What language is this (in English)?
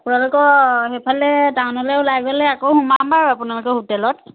Assamese